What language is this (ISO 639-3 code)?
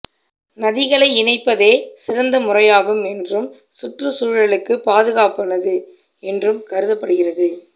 tam